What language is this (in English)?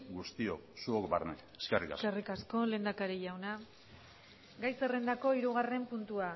Basque